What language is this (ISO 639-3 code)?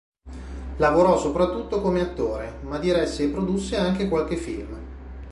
ita